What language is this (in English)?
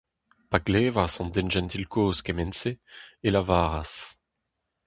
Breton